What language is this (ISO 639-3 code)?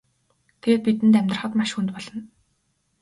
mon